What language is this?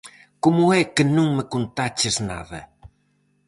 Galician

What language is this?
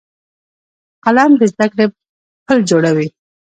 Pashto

